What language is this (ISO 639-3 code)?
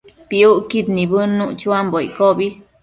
mcf